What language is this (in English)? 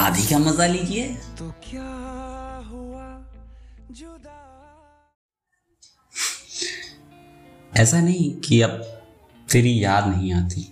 Hindi